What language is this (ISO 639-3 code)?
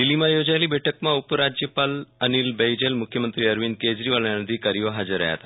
guj